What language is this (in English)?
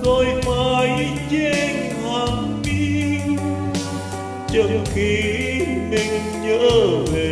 Vietnamese